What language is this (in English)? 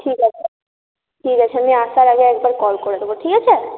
Bangla